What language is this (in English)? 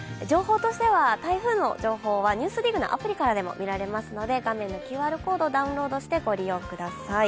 Japanese